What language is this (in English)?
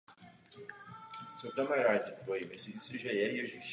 Czech